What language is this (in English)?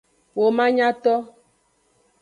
Aja (Benin)